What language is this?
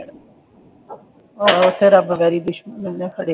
Punjabi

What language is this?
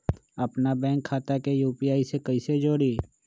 Magahi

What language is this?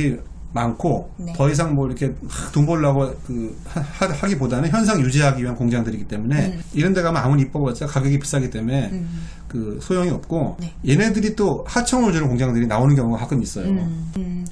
Korean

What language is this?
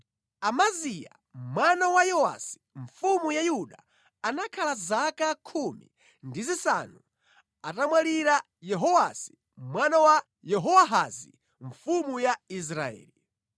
Nyanja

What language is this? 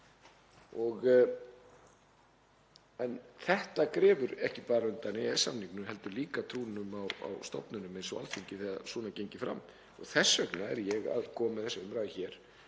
Icelandic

